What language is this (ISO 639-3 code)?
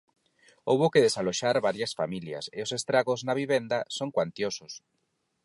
glg